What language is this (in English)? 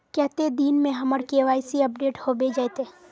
Magahi